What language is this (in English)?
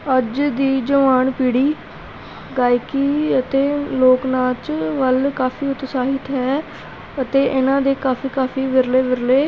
Punjabi